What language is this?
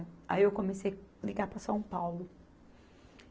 Portuguese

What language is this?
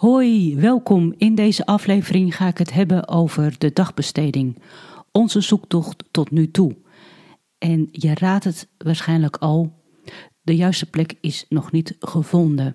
Dutch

